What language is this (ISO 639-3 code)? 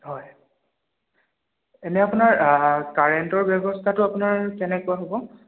asm